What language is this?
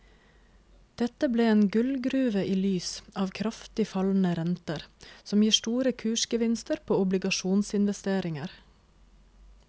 Norwegian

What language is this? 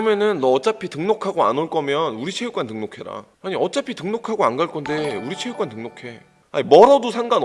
Korean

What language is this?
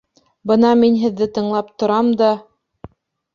Bashkir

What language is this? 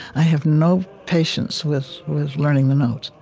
English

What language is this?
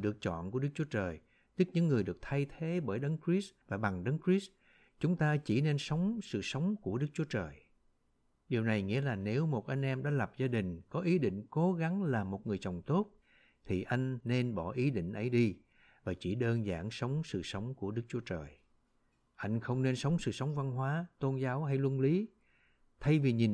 Vietnamese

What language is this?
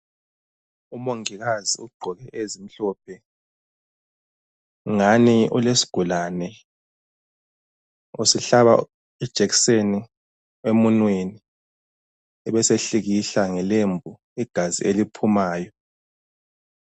North Ndebele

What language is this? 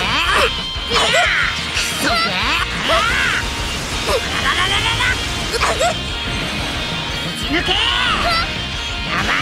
Japanese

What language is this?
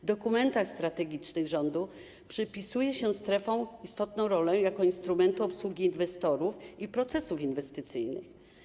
Polish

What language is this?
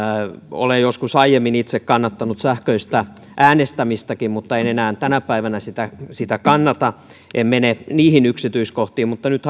Finnish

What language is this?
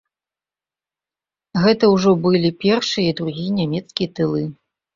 Belarusian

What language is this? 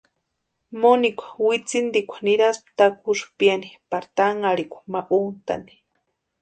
Western Highland Purepecha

